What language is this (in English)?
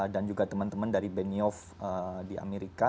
Indonesian